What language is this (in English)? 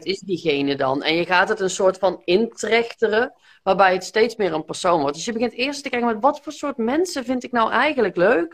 Dutch